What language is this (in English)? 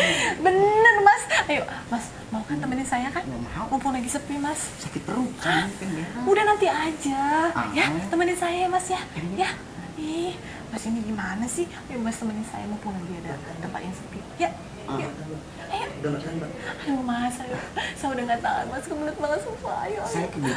Indonesian